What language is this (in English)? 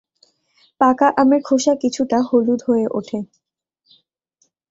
Bangla